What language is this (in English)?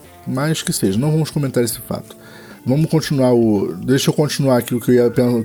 Portuguese